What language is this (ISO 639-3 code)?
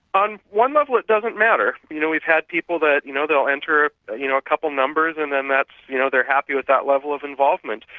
eng